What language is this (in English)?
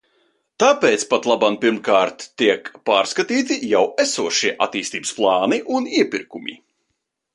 Latvian